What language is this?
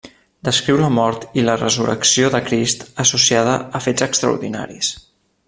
Catalan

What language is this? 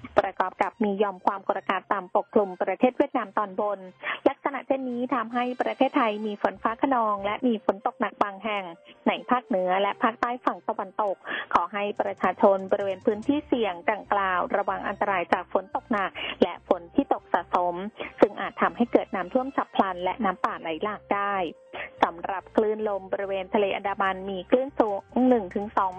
Thai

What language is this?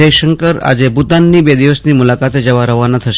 Gujarati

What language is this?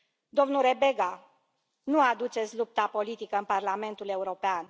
Romanian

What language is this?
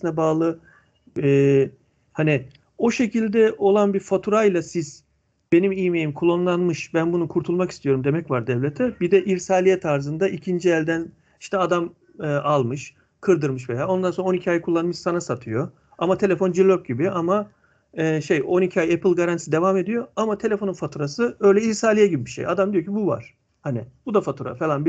Turkish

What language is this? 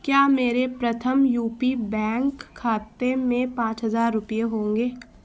Urdu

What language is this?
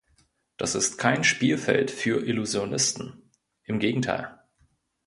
German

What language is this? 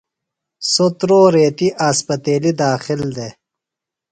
Phalura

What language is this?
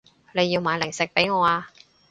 Cantonese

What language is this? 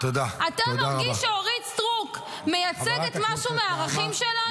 Hebrew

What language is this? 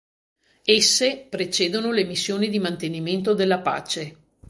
Italian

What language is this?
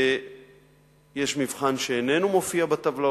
Hebrew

